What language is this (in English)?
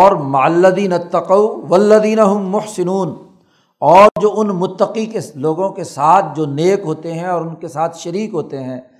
Urdu